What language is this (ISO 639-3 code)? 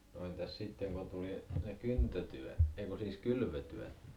fin